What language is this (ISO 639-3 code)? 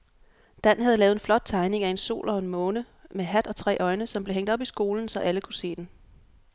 dan